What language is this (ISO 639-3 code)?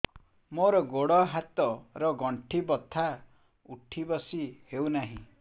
ori